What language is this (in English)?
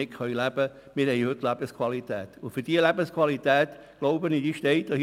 Swiss German